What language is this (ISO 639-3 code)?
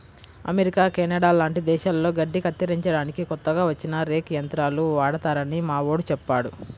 tel